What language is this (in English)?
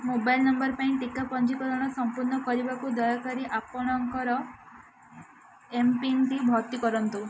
Odia